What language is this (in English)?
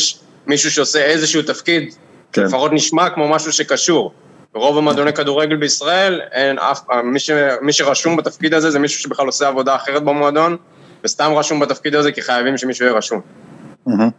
Hebrew